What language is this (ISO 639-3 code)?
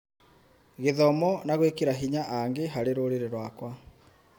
kik